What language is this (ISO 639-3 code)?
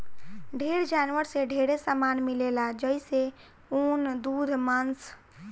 bho